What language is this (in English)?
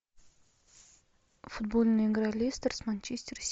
Russian